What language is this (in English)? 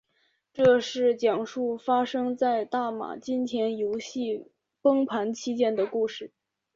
Chinese